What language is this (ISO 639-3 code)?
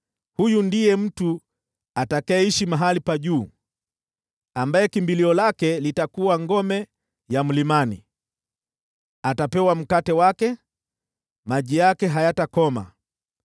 swa